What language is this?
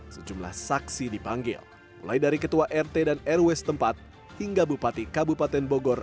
Indonesian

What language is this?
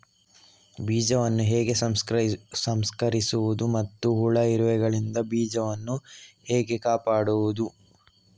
Kannada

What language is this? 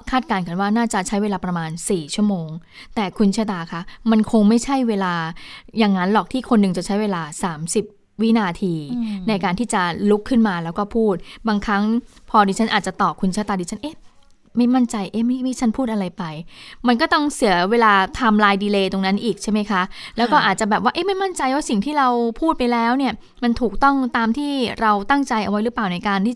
Thai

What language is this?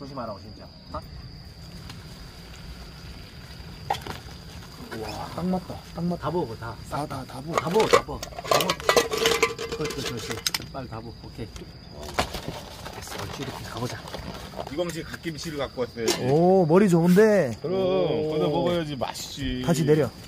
Korean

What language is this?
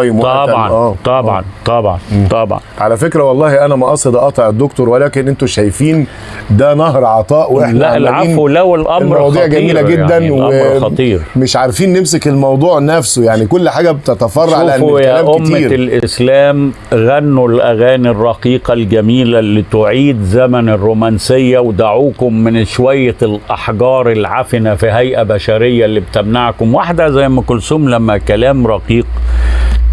Arabic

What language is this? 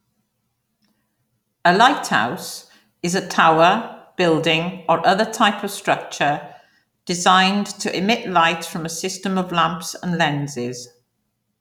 English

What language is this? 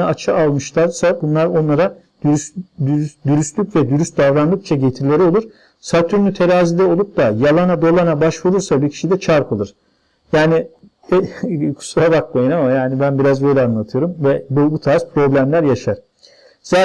Turkish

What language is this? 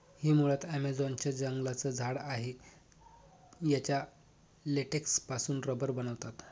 Marathi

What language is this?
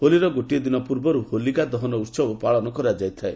Odia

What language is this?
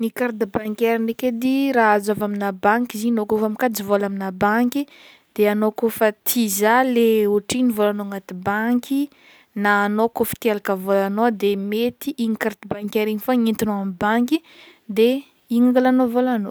Northern Betsimisaraka Malagasy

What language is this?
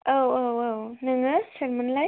Bodo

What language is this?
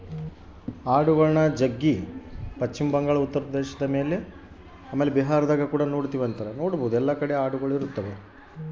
Kannada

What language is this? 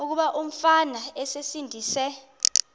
Xhosa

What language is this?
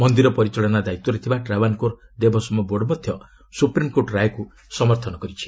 Odia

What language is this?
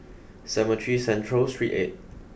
English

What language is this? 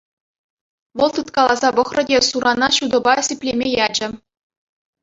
Chuvash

